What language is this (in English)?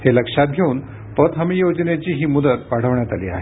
Marathi